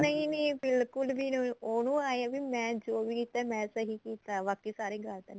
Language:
Punjabi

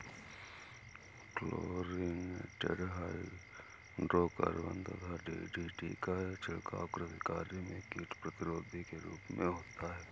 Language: Hindi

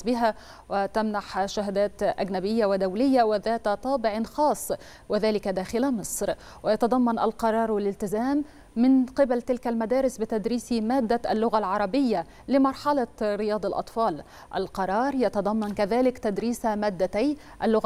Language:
Arabic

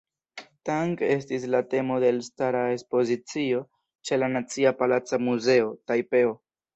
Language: Esperanto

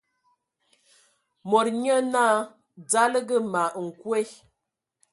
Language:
Ewondo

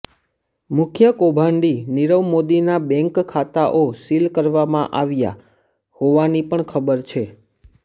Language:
Gujarati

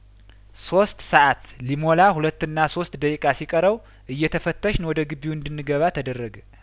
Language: Amharic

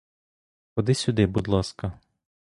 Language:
Ukrainian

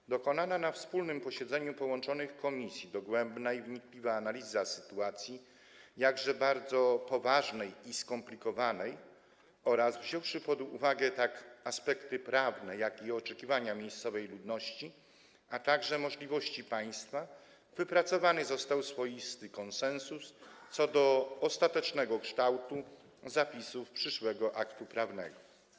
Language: Polish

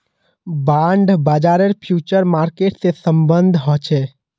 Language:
Magahi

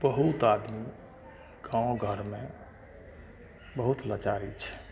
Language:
Maithili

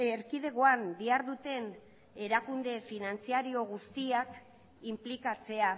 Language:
Basque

